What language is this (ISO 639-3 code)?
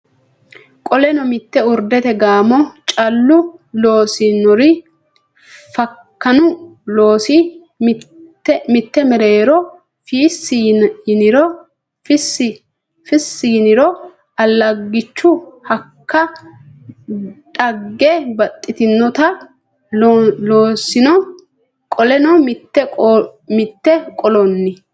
sid